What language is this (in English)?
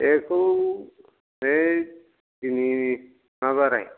Bodo